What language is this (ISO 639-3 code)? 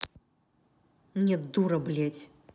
rus